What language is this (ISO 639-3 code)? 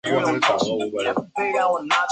zho